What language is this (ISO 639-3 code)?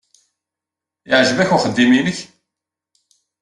kab